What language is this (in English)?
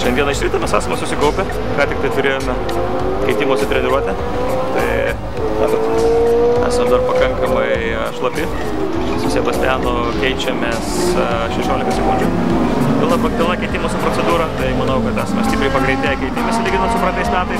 Romanian